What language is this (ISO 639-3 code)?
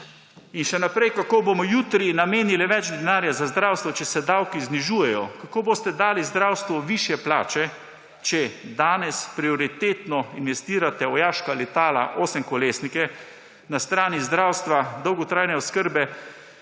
slv